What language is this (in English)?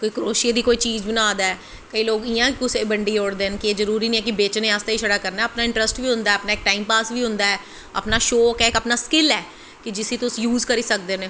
Dogri